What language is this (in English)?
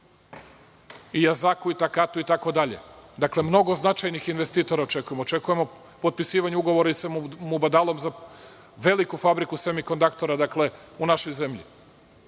Serbian